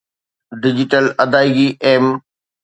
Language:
Sindhi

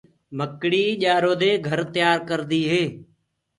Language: Gurgula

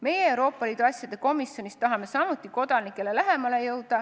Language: Estonian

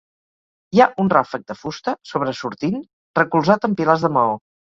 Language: Catalan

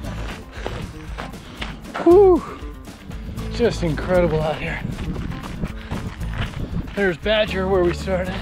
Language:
English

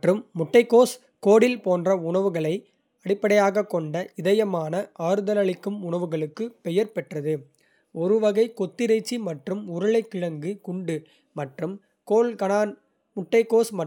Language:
Kota (India)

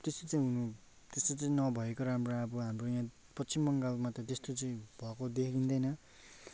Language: Nepali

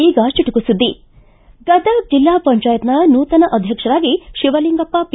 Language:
Kannada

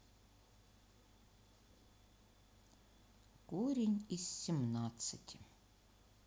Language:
Russian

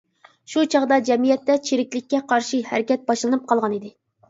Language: Uyghur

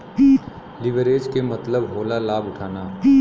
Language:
Bhojpuri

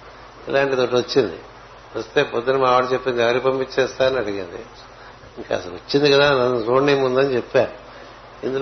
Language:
Telugu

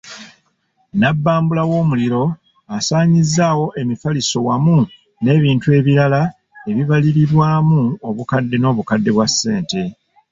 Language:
Ganda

